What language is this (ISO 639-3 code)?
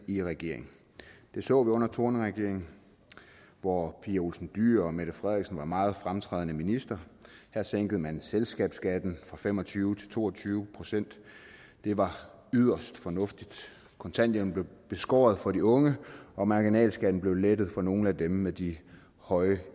dan